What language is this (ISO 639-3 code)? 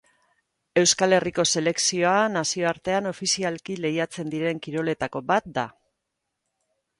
eus